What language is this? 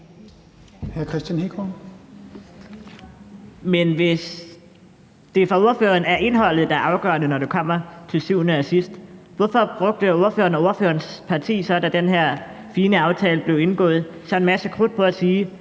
Danish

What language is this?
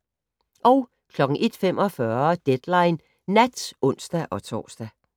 Danish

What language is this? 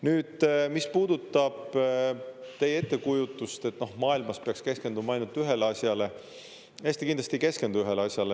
Estonian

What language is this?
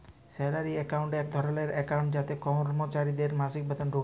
Bangla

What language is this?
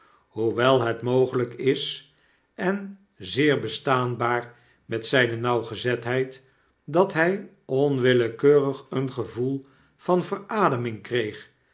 Dutch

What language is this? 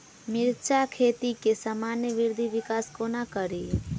Maithili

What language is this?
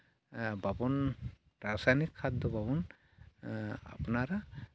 Santali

